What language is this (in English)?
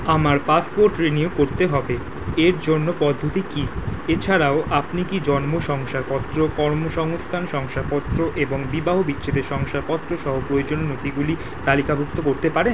Bangla